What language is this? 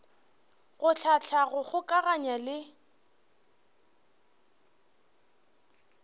Northern Sotho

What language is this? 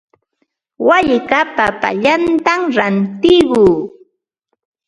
Ambo-Pasco Quechua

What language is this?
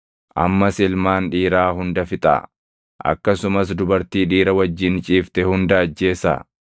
Oromo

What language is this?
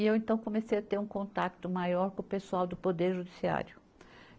Portuguese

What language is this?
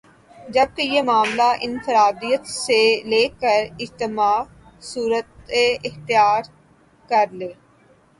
Urdu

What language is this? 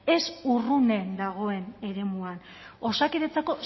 Basque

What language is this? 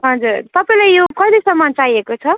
Nepali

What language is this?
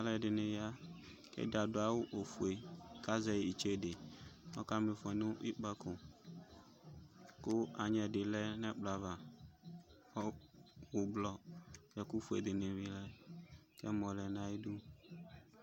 Ikposo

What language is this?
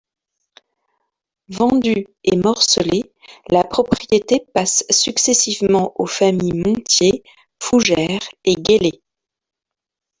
French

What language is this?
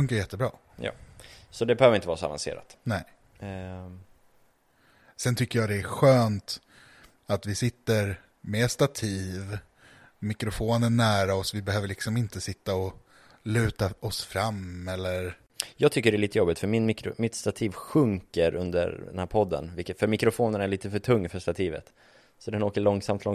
Swedish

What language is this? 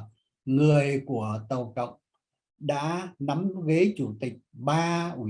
Vietnamese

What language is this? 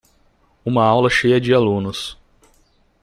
Portuguese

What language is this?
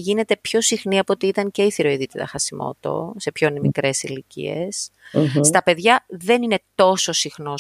Greek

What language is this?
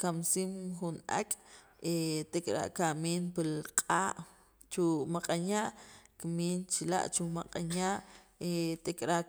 Sacapulteco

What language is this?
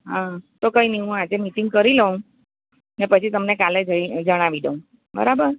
Gujarati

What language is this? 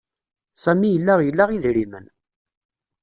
Kabyle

